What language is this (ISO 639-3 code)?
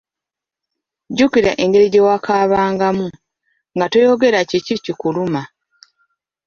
lug